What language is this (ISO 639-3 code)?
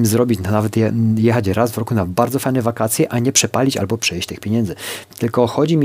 pol